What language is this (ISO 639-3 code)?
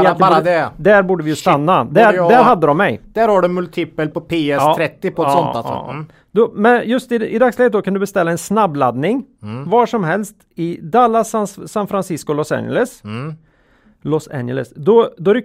swe